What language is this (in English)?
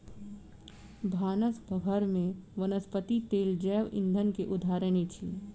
Maithili